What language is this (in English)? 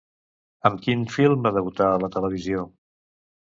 Catalan